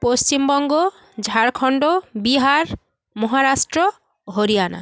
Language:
Bangla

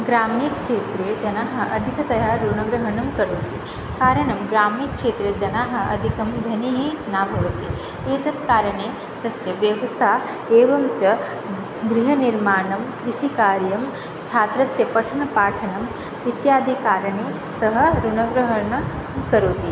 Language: Sanskrit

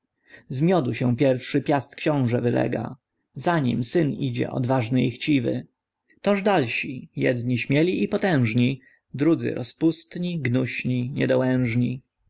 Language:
Polish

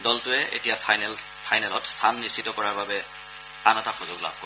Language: Assamese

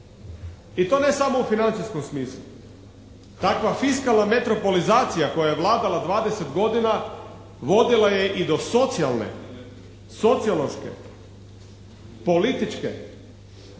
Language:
Croatian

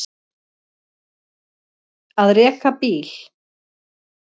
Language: Icelandic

